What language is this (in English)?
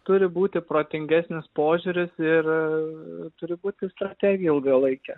Lithuanian